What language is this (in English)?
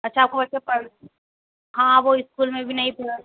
Hindi